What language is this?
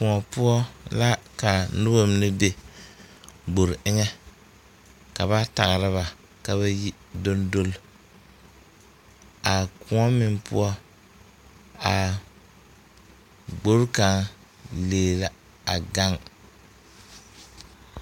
Southern Dagaare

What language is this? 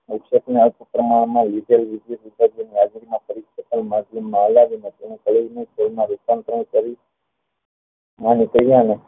Gujarati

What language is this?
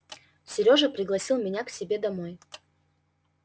Russian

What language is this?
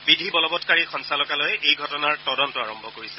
Assamese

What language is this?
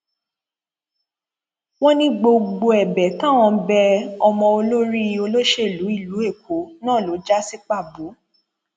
Yoruba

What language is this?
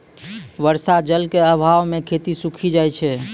Maithili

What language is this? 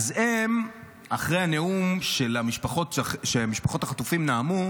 Hebrew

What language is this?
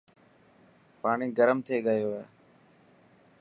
Dhatki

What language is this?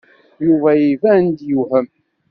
Kabyle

